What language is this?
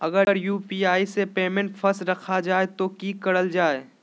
Magahi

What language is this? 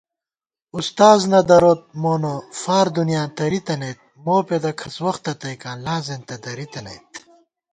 Gawar-Bati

